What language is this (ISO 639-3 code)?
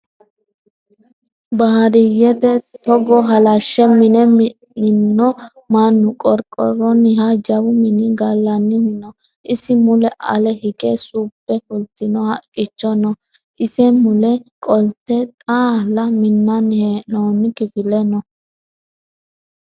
sid